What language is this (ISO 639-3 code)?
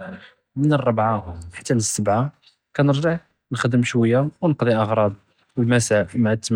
jrb